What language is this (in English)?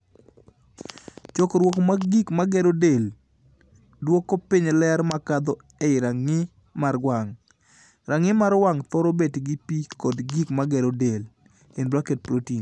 Luo (Kenya and Tanzania)